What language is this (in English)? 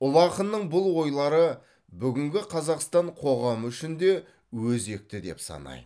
Kazakh